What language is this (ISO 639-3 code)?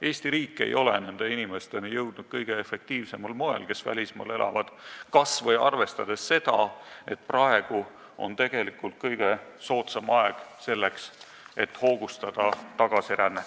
est